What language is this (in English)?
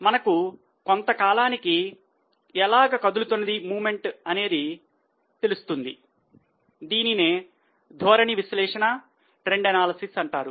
Telugu